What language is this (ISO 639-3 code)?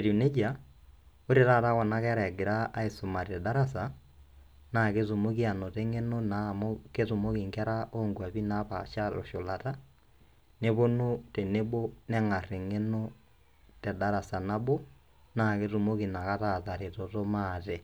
mas